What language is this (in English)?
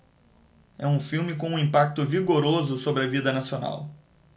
Portuguese